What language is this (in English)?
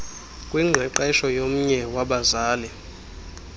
Xhosa